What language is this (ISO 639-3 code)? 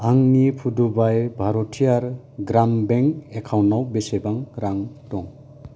brx